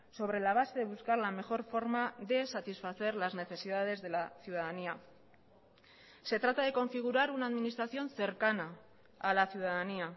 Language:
Spanish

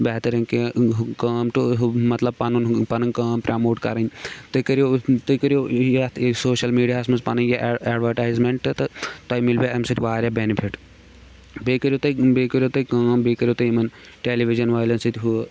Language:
Kashmiri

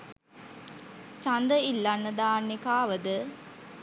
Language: Sinhala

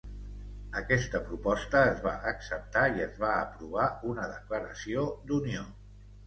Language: Catalan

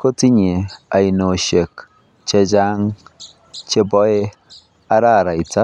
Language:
Kalenjin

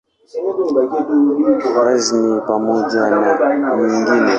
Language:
Swahili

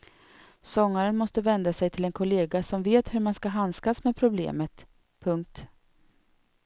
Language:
Swedish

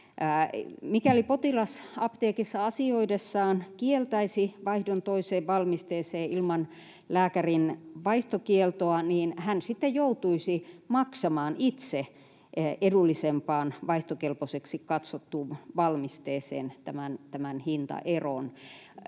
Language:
Finnish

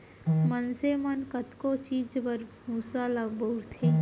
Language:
Chhattisgarhi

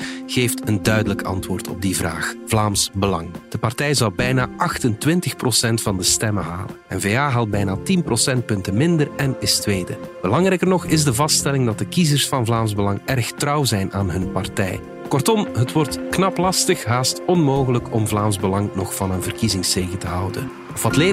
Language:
Dutch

